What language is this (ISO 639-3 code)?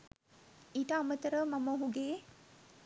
sin